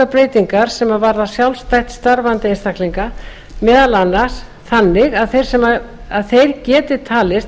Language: Icelandic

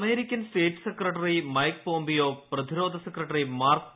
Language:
Malayalam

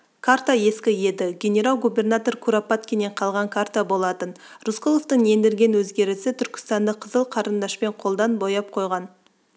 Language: Kazakh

